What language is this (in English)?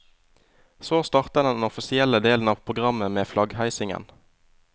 Norwegian